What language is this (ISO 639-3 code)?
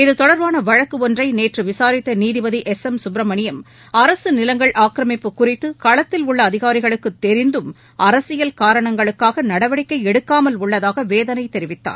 tam